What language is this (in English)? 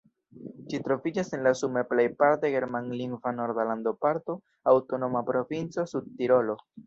Esperanto